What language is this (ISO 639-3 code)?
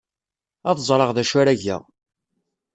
kab